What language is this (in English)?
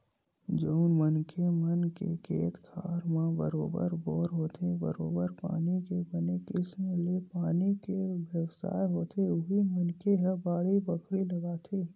Chhattisgarhi